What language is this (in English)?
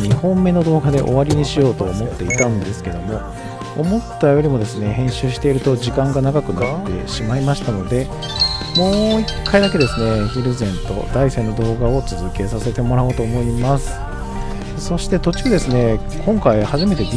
Japanese